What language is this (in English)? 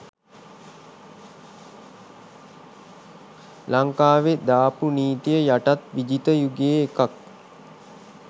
Sinhala